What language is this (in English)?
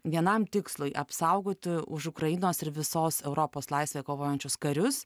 Lithuanian